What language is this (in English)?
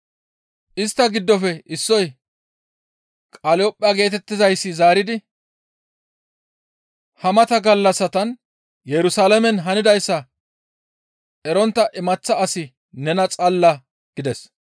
Gamo